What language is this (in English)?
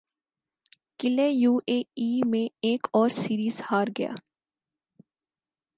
Urdu